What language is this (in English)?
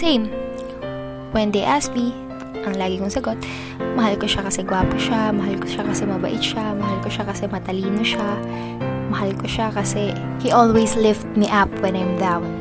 Filipino